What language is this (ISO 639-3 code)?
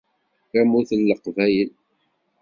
kab